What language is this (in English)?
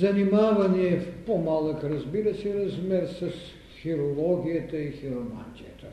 Bulgarian